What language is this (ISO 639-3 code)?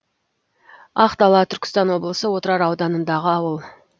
kaz